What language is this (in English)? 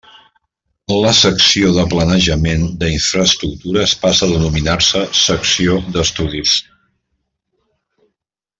Catalan